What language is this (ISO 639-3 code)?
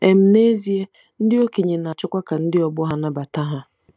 ibo